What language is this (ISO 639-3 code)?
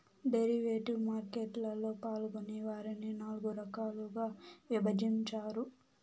tel